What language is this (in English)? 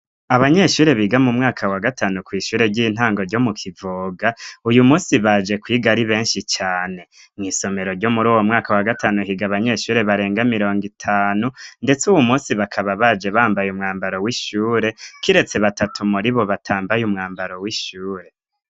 Rundi